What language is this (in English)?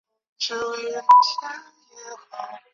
Chinese